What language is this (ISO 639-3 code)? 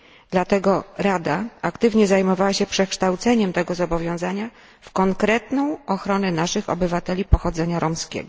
pol